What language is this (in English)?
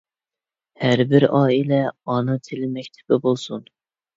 Uyghur